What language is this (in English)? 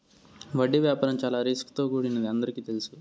Telugu